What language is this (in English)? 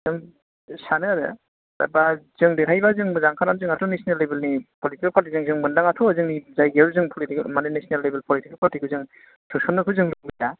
Bodo